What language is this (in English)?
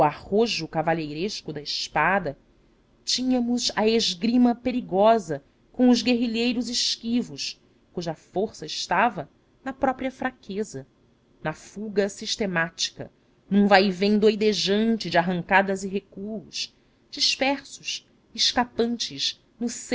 Portuguese